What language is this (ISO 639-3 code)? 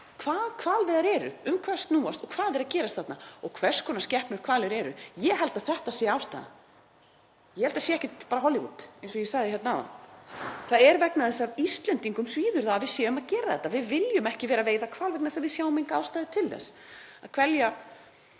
isl